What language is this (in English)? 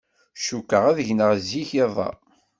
Kabyle